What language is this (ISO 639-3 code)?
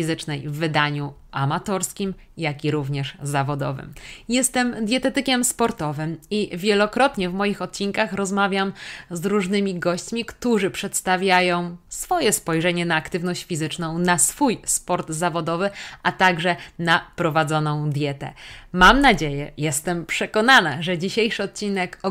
pol